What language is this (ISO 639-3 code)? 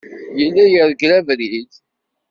kab